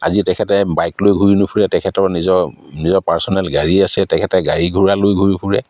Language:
Assamese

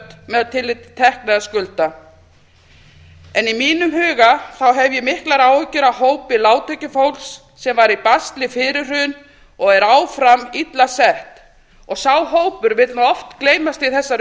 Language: Icelandic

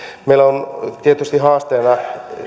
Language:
Finnish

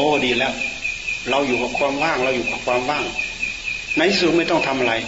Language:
Thai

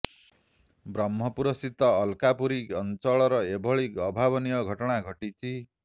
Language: Odia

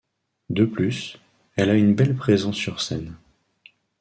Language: French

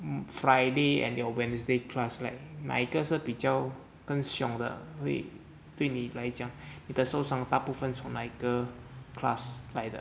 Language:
English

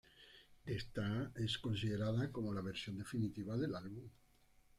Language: Spanish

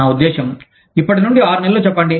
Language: Telugu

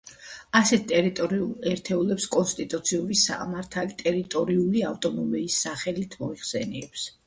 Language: Georgian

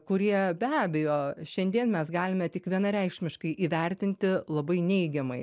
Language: Lithuanian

